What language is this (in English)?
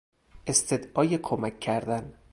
Persian